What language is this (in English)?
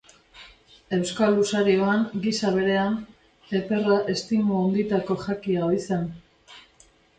Basque